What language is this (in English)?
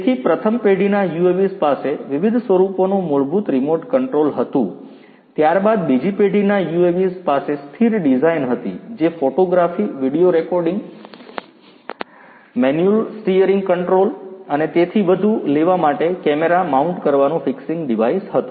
Gujarati